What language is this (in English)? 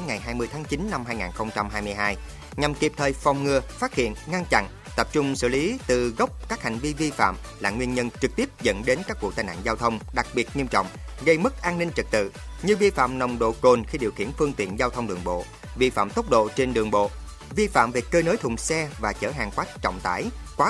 Vietnamese